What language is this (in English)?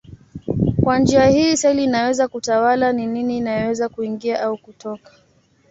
Swahili